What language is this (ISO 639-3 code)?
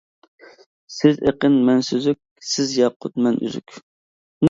uig